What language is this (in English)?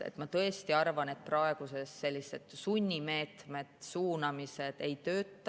Estonian